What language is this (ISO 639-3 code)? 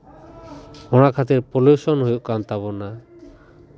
sat